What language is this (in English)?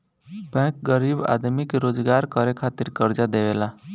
Bhojpuri